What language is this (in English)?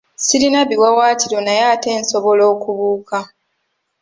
Ganda